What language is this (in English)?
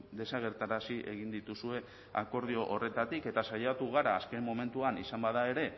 Basque